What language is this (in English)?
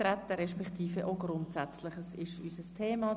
Swiss German